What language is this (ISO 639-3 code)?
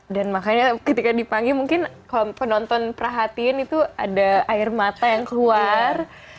ind